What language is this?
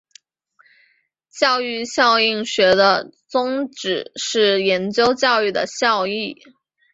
Chinese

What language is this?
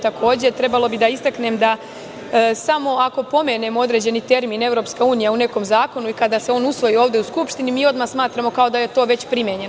Serbian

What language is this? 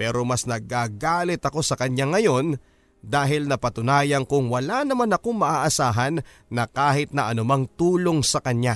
Filipino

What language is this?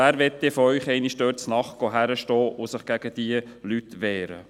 Swiss German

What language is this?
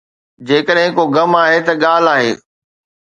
Sindhi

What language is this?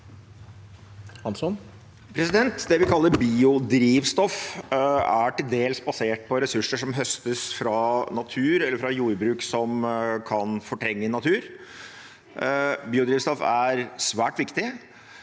Norwegian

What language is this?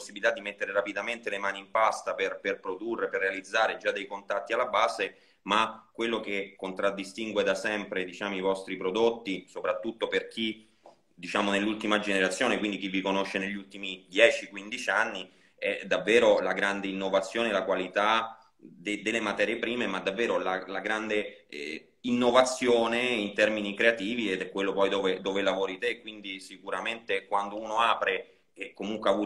Italian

